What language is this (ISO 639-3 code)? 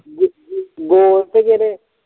pan